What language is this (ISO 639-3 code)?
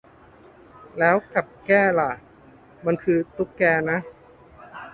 tha